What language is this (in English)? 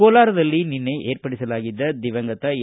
Kannada